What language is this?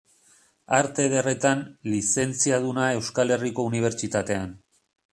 Basque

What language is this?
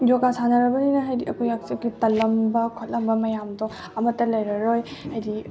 Manipuri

